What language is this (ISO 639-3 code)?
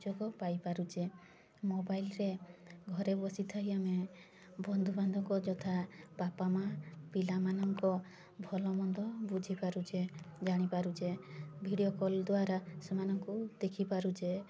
ori